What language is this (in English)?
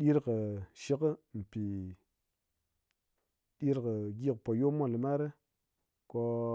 Ngas